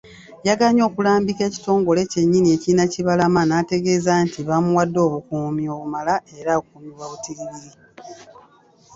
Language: Ganda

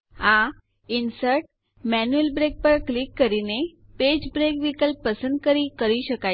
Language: Gujarati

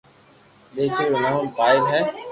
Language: Loarki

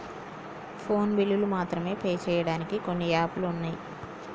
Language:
Telugu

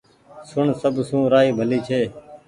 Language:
Goaria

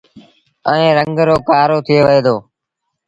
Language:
Sindhi Bhil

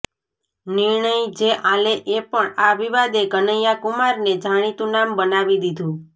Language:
Gujarati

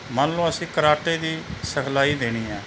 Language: Punjabi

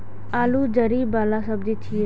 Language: Maithili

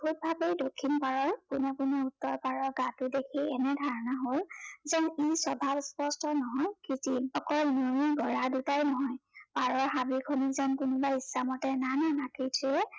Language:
Assamese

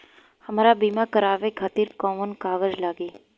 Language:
Bhojpuri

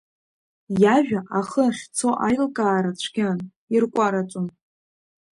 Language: Abkhazian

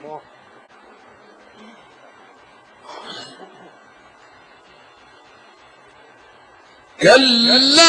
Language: Arabic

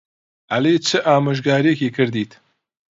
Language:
Central Kurdish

